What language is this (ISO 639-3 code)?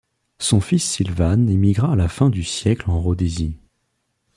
fra